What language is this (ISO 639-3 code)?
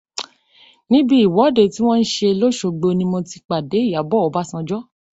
yor